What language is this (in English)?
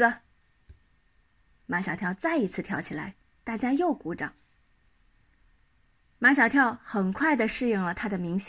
Chinese